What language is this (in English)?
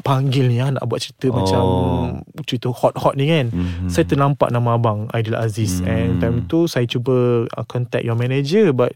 Malay